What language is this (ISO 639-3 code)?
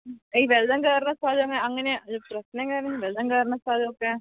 mal